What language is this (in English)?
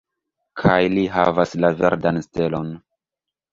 Esperanto